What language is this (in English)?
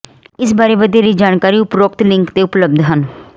Punjabi